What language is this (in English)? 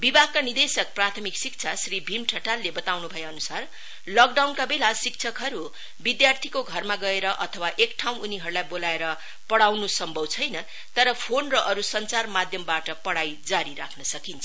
Nepali